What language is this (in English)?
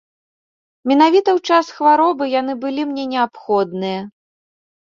Belarusian